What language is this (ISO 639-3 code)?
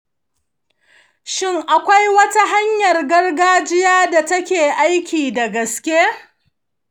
hau